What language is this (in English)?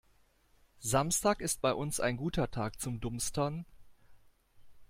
German